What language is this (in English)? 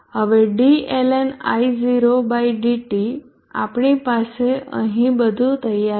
Gujarati